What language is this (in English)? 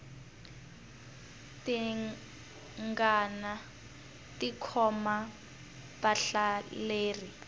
Tsonga